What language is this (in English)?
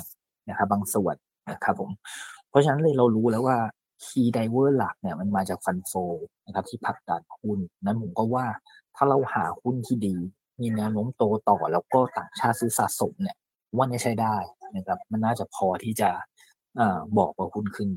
Thai